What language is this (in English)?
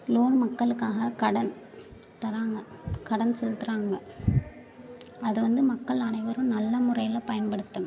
Tamil